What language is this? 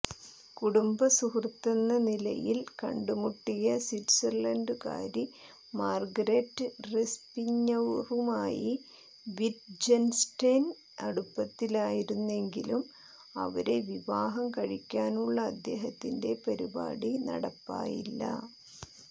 Malayalam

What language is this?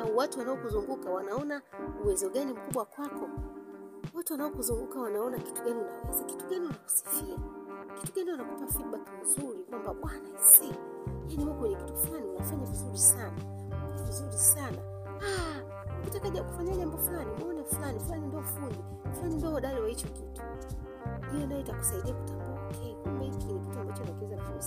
Swahili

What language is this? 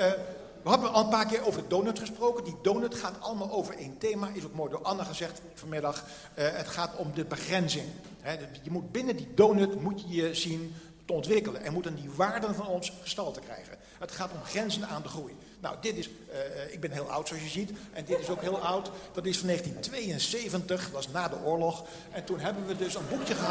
Dutch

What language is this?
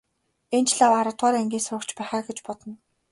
Mongolian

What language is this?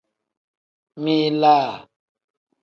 Tem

